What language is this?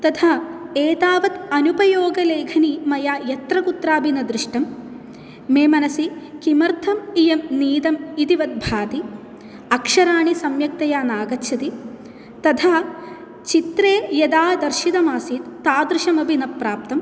Sanskrit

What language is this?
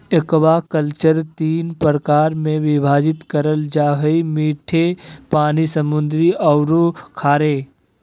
Magahi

